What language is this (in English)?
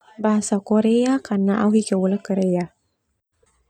Termanu